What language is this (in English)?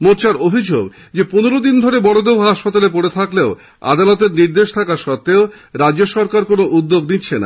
Bangla